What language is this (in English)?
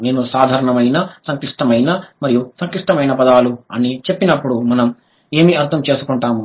Telugu